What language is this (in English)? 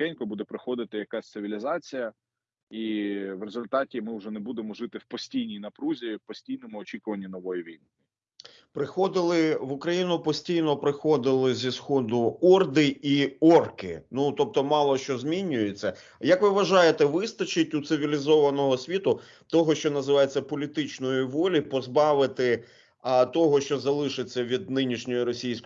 Ukrainian